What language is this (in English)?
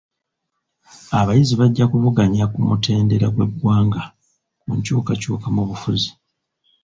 Ganda